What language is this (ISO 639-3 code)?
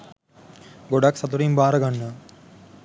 sin